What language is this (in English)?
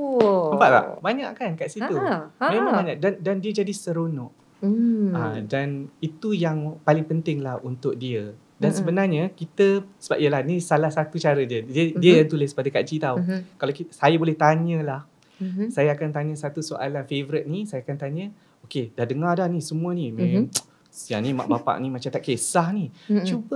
Malay